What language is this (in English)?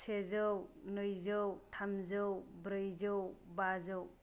Bodo